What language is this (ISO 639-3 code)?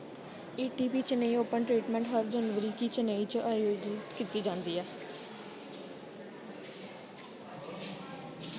doi